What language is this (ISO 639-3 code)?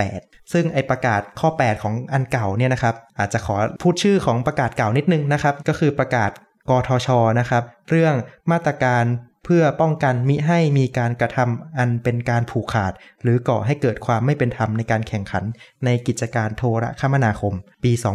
tha